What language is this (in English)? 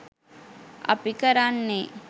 Sinhala